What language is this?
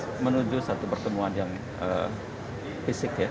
Indonesian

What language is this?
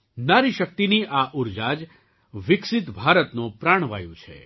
Gujarati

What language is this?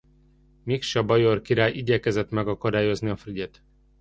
Hungarian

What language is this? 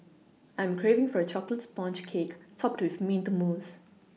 English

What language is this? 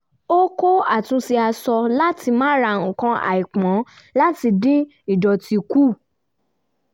Yoruba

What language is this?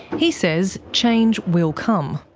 English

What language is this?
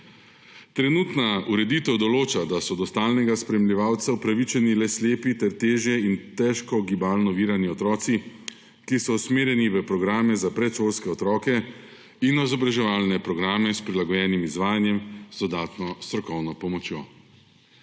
Slovenian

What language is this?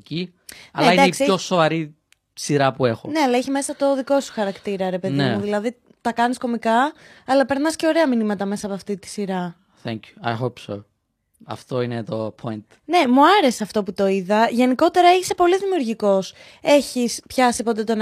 Greek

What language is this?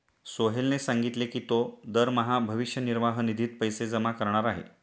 Marathi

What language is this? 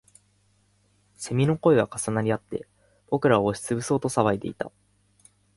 Japanese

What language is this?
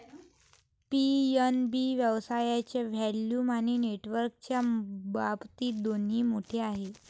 Marathi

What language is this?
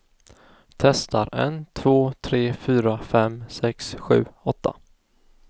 Swedish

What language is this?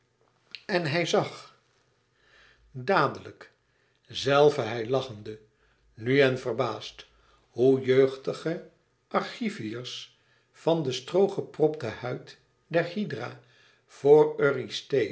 Dutch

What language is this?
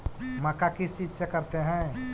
Magahi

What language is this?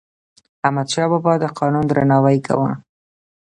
Pashto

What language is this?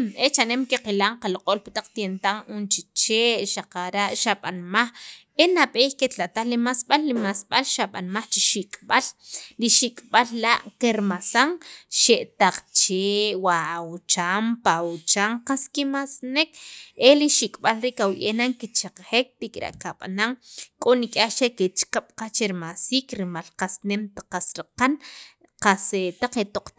Sacapulteco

